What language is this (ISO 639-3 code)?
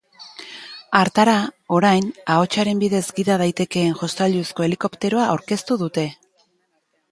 eus